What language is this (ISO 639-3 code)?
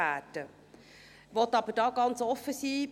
gsw